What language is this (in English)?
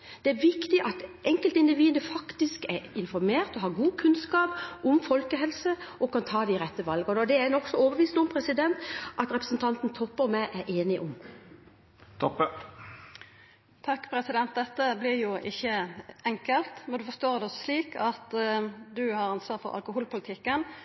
Norwegian